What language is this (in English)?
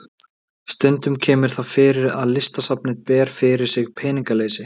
Icelandic